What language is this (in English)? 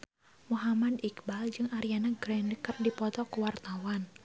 Sundanese